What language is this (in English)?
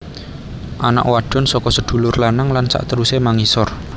Javanese